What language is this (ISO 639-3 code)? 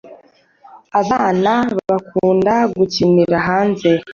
kin